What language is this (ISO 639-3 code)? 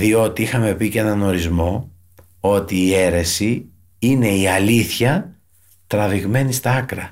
ell